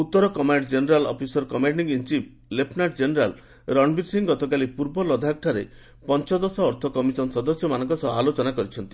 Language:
Odia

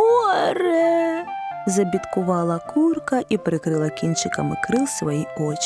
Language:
Ukrainian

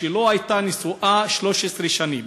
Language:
Hebrew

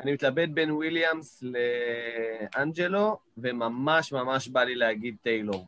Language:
Hebrew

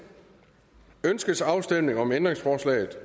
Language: Danish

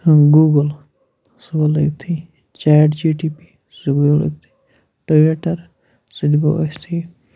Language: Kashmiri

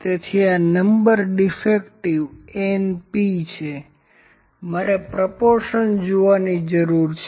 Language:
Gujarati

